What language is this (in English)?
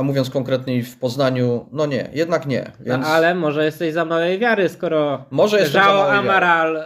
Polish